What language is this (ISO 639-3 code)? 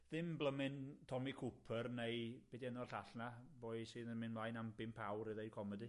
cym